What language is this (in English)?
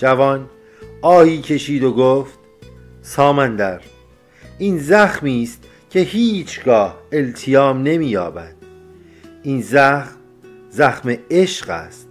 Persian